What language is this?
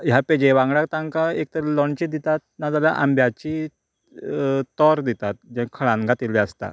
Konkani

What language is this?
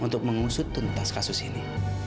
Indonesian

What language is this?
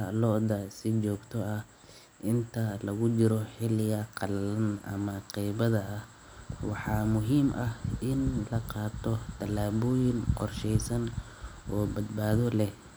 Somali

